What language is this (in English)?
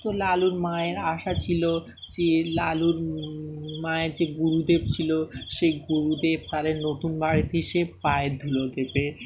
Bangla